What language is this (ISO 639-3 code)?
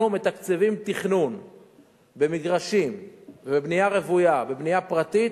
heb